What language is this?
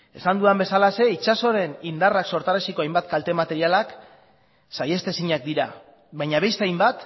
Basque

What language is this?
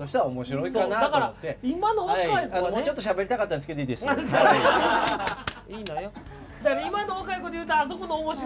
Japanese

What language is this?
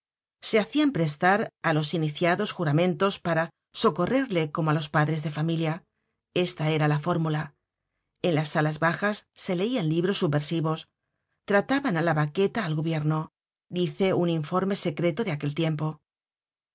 Spanish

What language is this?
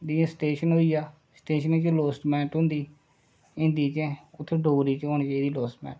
Dogri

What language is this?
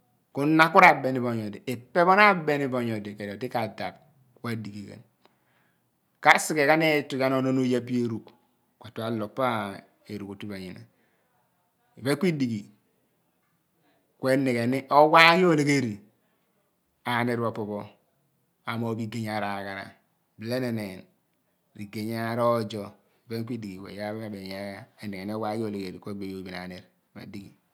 Abua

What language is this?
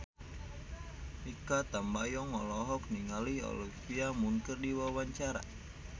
Sundanese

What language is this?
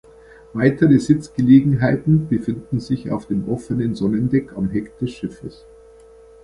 German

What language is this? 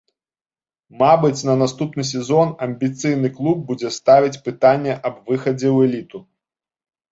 Belarusian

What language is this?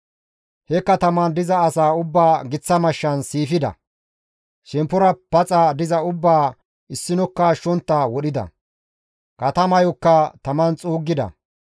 Gamo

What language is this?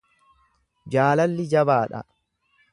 Oromo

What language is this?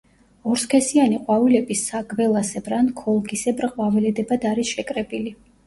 Georgian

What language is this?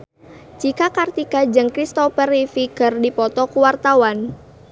Sundanese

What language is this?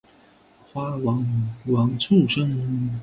Chinese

